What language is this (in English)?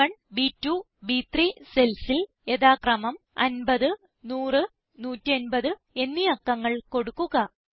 Malayalam